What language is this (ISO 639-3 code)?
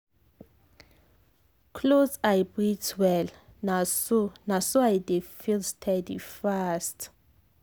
pcm